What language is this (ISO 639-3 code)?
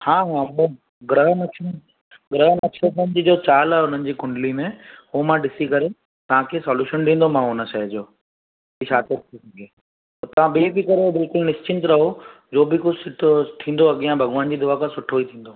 snd